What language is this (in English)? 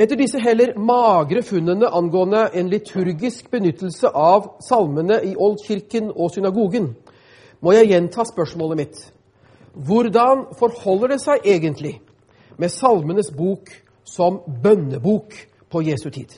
Danish